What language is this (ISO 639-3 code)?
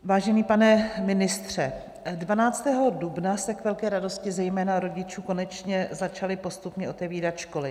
ces